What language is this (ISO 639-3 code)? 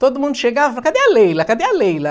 por